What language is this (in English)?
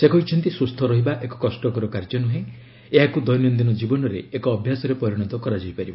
Odia